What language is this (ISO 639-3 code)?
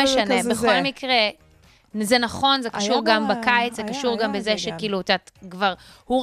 heb